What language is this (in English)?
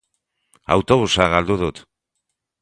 Basque